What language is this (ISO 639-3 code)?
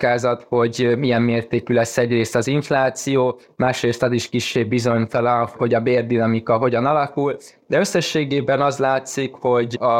hun